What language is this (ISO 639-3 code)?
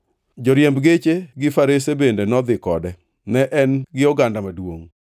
luo